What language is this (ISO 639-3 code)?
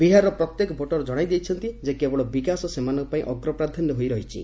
ori